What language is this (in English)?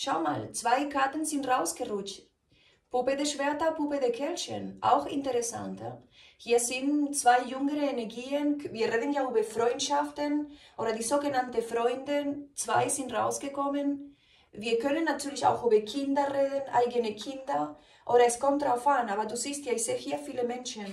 German